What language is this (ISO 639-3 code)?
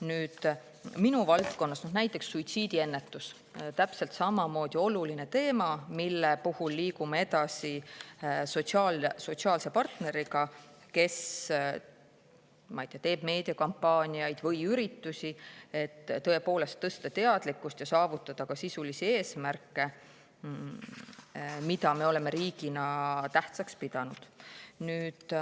est